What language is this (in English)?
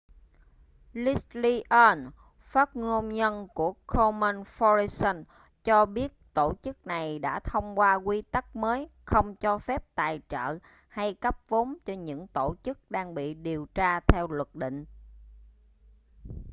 Vietnamese